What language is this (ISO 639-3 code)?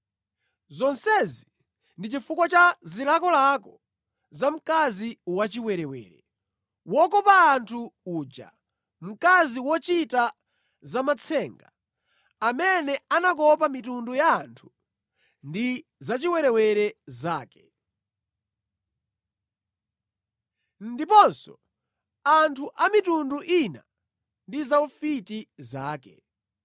nya